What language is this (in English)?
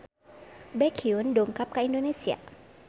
Sundanese